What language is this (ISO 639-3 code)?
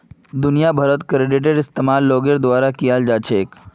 mag